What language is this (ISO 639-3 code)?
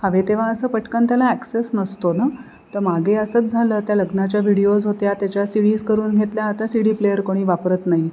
mar